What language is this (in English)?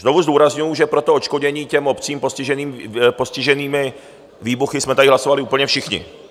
Czech